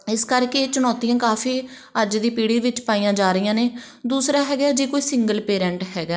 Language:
Punjabi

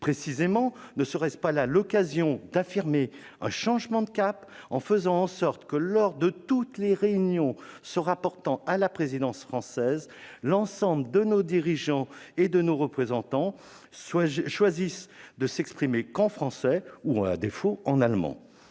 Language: French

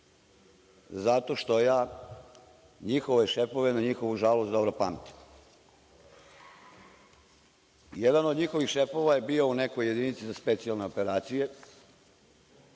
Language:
Serbian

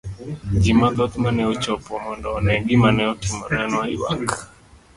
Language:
Luo (Kenya and Tanzania)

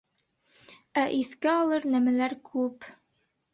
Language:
Bashkir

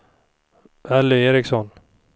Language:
Swedish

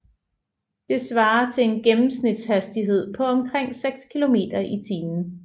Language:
Danish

